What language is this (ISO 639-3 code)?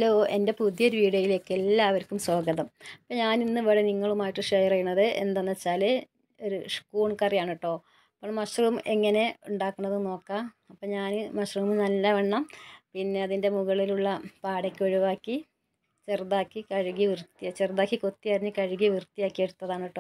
mal